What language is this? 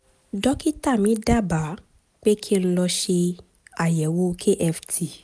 Yoruba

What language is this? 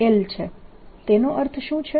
Gujarati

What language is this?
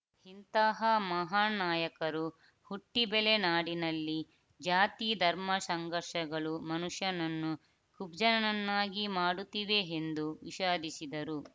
Kannada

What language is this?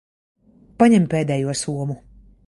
Latvian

